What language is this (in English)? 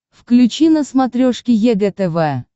Russian